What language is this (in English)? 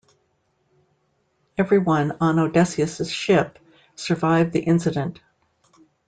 English